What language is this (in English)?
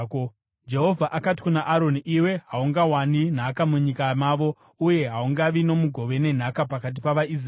Shona